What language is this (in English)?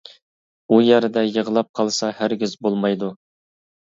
Uyghur